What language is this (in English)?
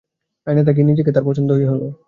Bangla